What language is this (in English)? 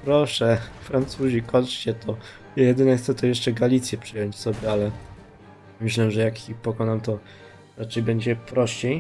Polish